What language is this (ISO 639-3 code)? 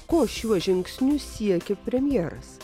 lit